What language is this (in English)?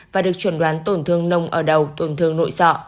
Vietnamese